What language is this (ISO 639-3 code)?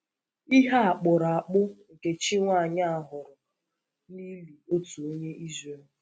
ibo